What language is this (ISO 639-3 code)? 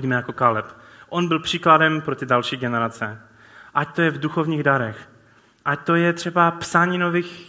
ces